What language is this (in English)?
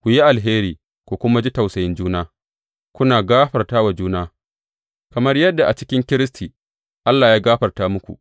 Hausa